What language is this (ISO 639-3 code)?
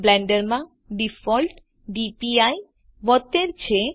guj